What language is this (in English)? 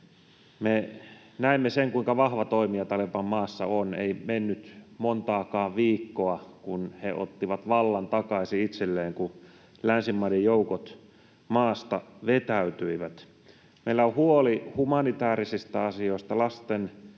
Finnish